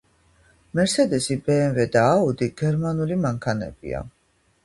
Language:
Georgian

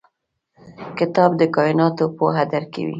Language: Pashto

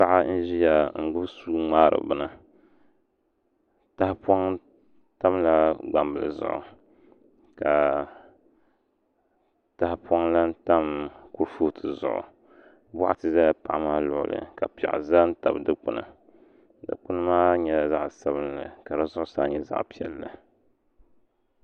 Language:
Dagbani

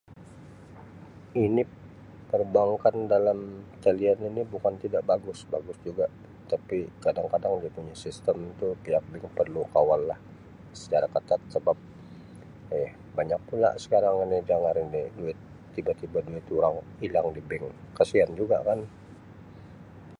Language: Sabah Malay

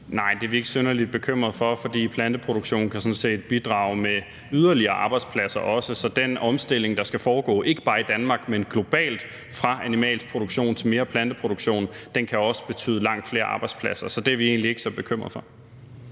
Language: Danish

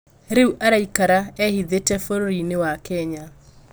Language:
Kikuyu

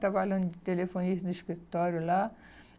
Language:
Portuguese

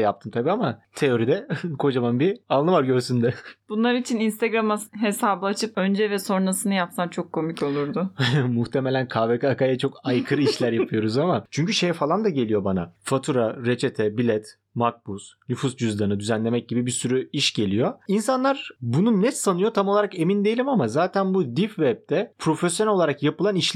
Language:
Turkish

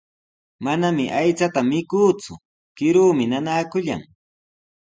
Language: Sihuas Ancash Quechua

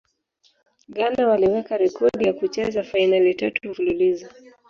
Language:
Swahili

